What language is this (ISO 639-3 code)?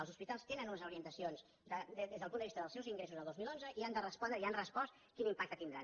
cat